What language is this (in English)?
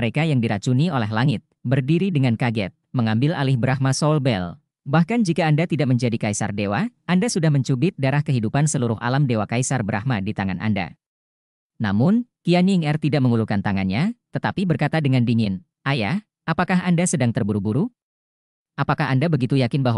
Indonesian